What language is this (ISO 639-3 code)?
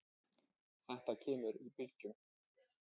isl